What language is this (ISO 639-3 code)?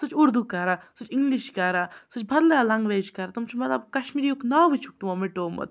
kas